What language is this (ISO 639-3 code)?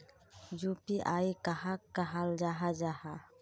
mag